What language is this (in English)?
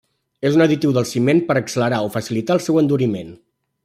Catalan